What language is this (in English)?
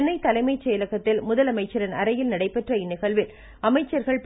Tamil